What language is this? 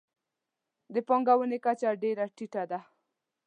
Pashto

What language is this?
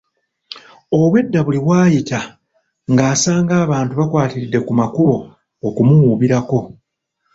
Ganda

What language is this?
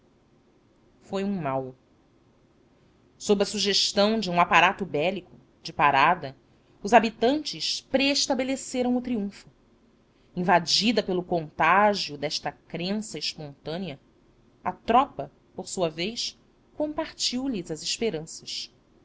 Portuguese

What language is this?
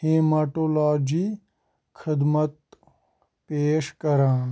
Kashmiri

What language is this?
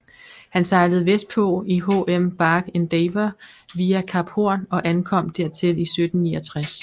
Danish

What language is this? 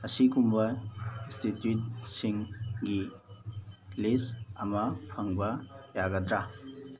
Manipuri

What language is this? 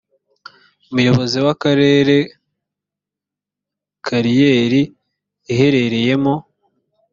Kinyarwanda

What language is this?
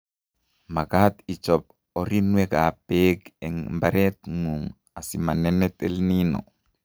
Kalenjin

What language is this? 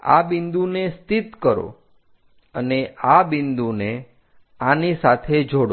Gujarati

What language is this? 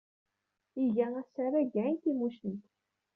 Kabyle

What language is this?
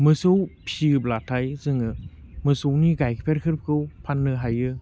Bodo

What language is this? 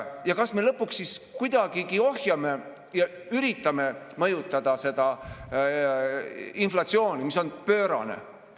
Estonian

